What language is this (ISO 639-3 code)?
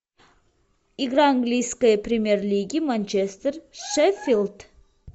rus